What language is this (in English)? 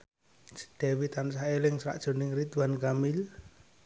Javanese